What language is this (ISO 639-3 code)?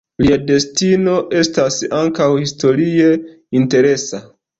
epo